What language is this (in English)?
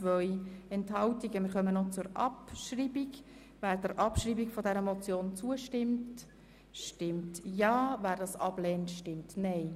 Swiss German